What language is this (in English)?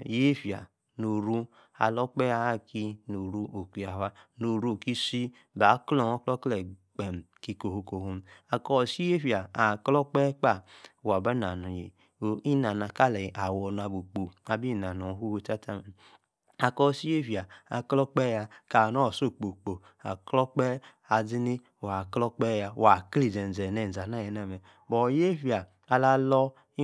Yace